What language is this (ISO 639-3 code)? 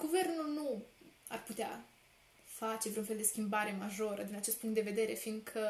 ron